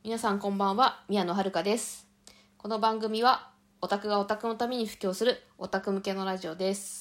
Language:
Japanese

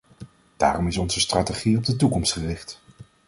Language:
Dutch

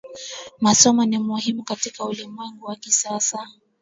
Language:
Swahili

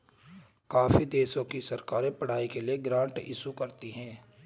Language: Hindi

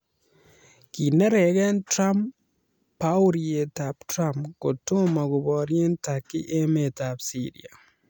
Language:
Kalenjin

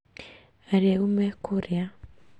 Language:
Kikuyu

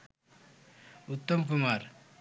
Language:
Bangla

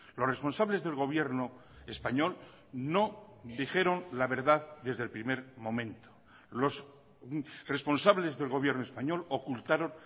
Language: Spanish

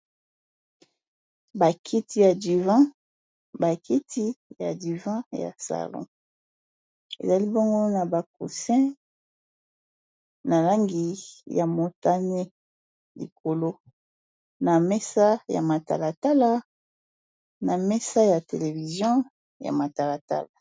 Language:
Lingala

